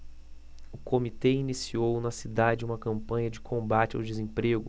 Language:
Portuguese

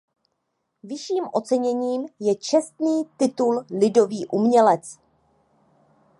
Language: Czech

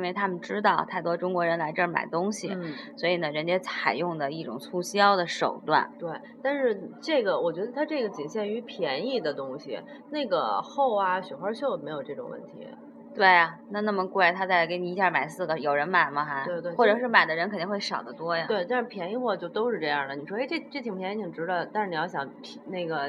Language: Chinese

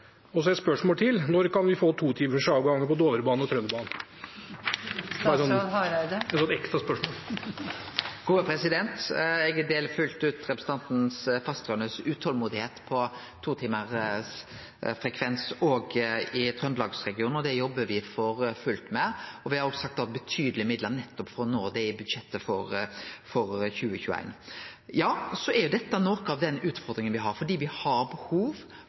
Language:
Norwegian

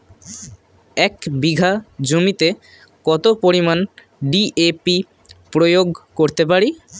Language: Bangla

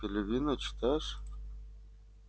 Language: Russian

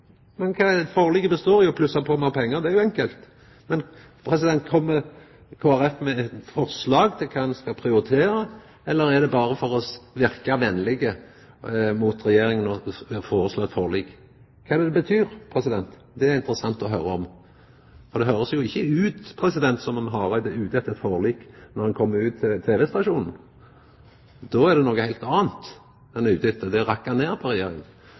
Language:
Norwegian Nynorsk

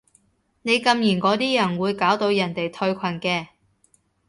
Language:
Cantonese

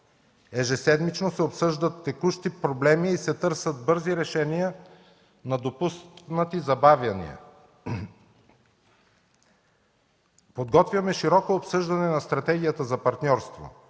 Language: Bulgarian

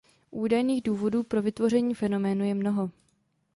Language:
Czech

